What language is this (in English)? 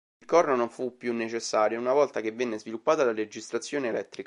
Italian